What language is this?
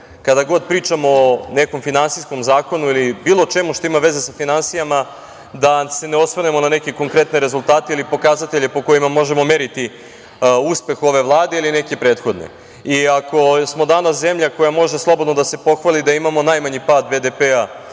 Serbian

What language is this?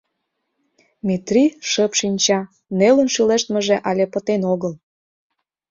Mari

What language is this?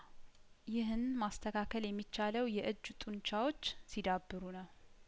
Amharic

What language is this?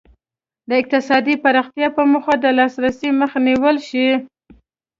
Pashto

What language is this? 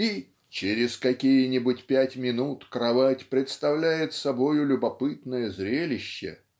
Russian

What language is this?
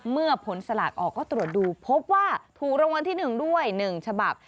Thai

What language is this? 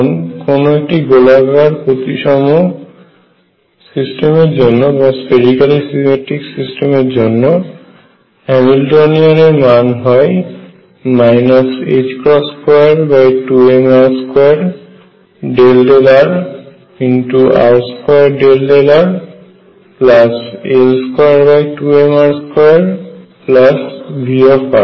Bangla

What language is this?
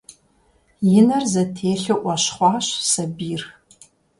Kabardian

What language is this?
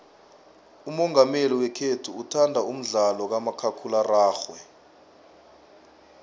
South Ndebele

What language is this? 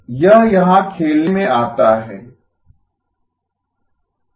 Hindi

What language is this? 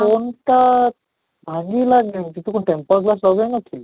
Odia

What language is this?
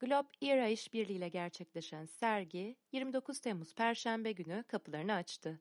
Turkish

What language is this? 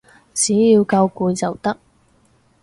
Cantonese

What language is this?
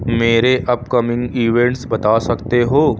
Urdu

